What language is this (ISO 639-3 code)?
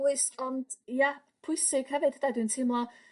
cym